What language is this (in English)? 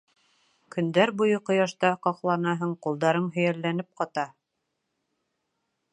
Bashkir